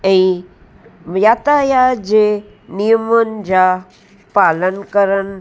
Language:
Sindhi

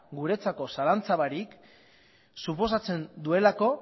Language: Basque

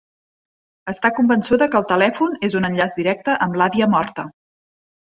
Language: Catalan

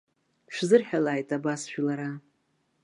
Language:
Abkhazian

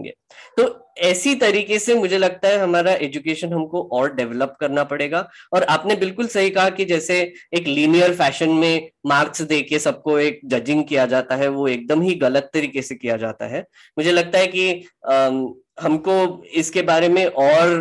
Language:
Hindi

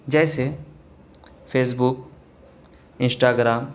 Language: Urdu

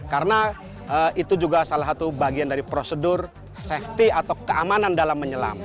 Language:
Indonesian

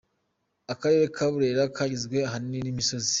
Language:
Kinyarwanda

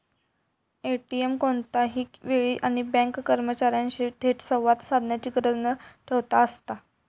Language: Marathi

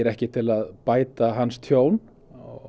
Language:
Icelandic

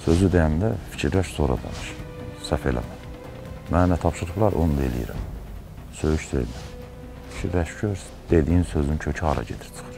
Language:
Turkish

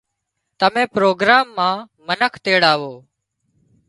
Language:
Wadiyara Koli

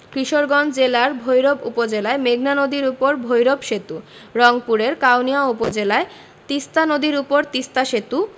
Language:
Bangla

